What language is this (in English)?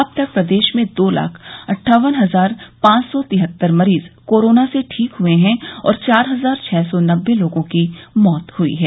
Hindi